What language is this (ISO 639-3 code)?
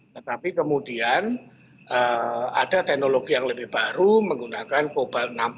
ind